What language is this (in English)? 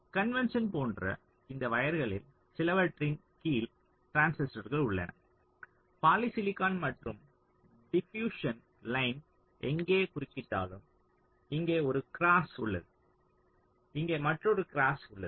Tamil